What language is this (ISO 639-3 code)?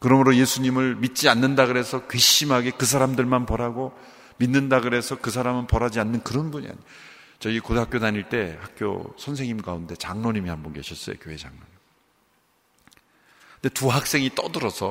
kor